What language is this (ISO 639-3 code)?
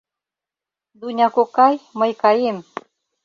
chm